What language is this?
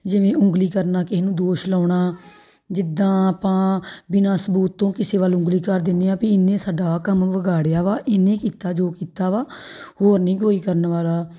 Punjabi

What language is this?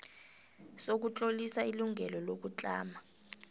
South Ndebele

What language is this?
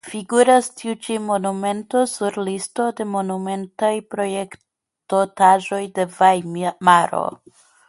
Esperanto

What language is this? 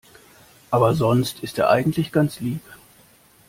German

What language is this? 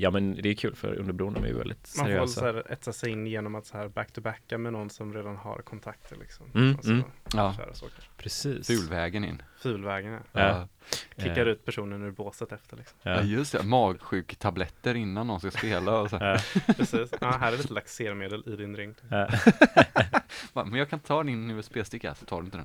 Swedish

